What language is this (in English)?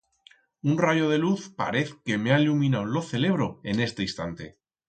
Aragonese